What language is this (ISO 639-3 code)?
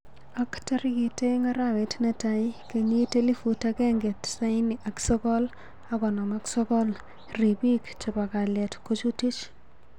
kln